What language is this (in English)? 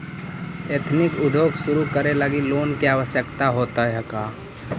Magahi